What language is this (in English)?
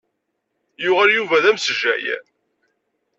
Kabyle